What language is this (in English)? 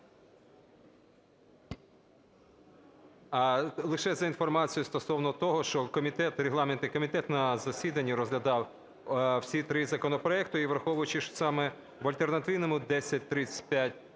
Ukrainian